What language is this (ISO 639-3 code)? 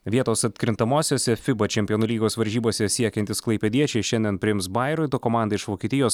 lit